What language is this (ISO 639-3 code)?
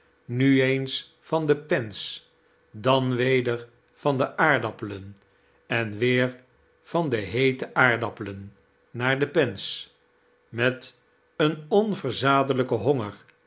nld